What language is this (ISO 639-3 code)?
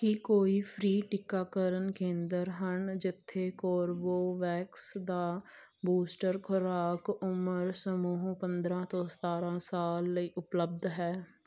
pan